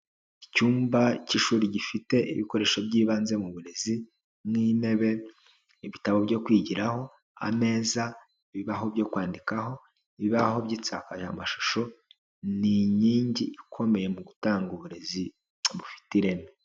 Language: Kinyarwanda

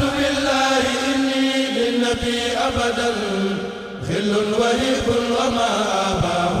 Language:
Arabic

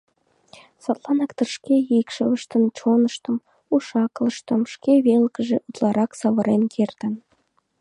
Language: Mari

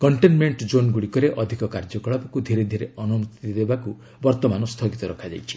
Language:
Odia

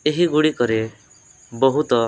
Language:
Odia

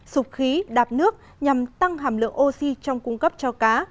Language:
Vietnamese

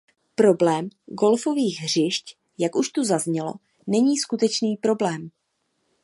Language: Czech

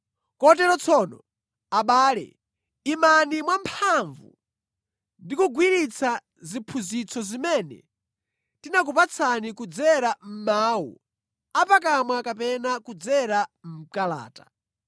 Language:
Nyanja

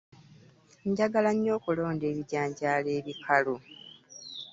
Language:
Ganda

